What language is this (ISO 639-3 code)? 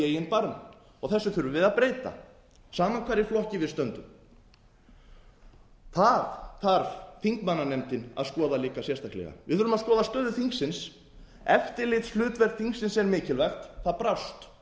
isl